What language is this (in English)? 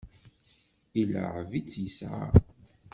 Kabyle